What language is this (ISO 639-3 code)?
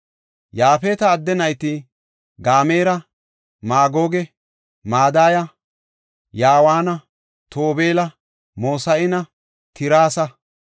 gof